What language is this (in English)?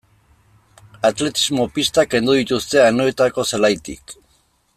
Basque